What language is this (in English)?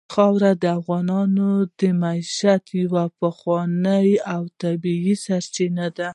Pashto